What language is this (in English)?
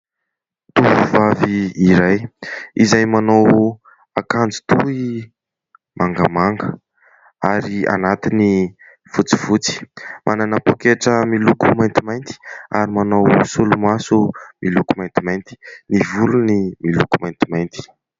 Malagasy